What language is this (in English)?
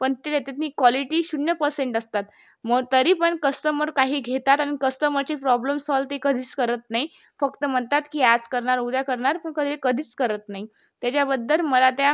Marathi